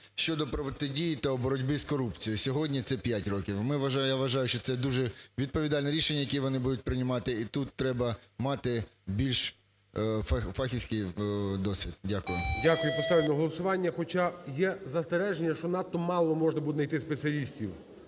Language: Ukrainian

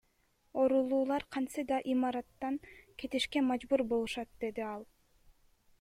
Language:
Kyrgyz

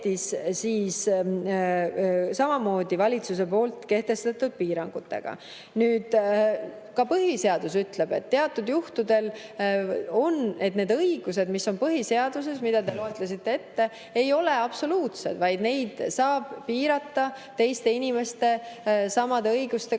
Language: Estonian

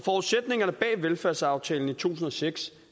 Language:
Danish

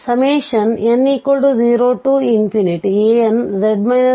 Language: Kannada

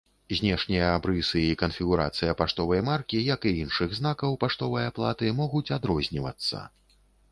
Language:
Belarusian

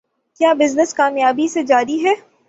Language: Urdu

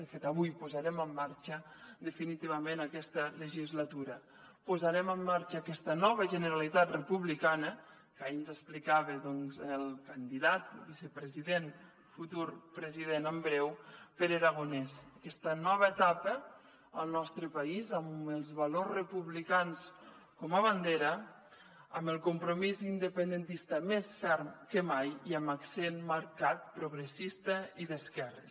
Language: Catalan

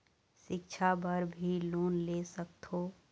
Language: Chhattisgarhi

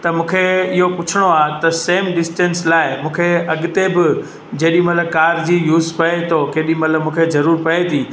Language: Sindhi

